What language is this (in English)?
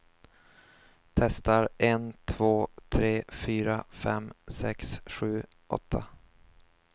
Swedish